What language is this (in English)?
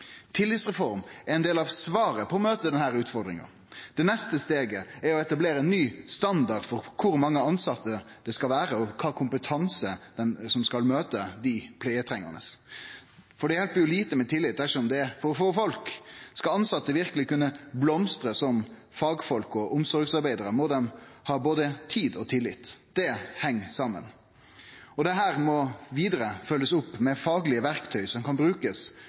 Norwegian Nynorsk